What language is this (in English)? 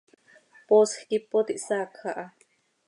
Seri